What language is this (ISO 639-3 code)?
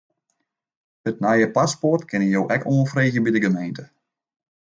fry